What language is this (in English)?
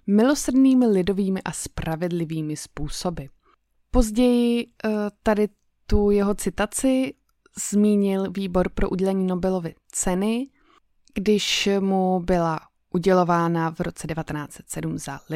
Czech